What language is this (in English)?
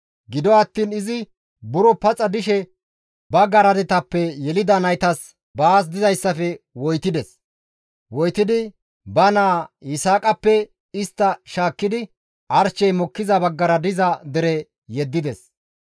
Gamo